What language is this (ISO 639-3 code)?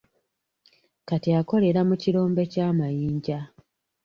lug